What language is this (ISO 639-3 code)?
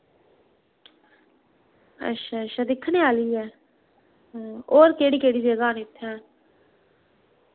doi